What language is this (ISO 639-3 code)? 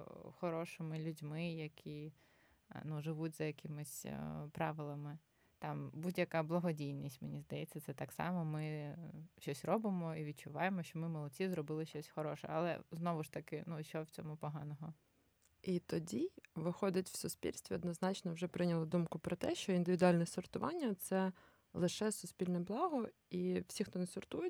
ukr